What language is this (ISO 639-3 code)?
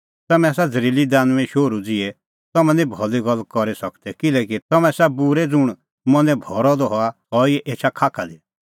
kfx